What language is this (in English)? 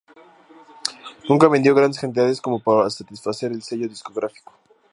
Spanish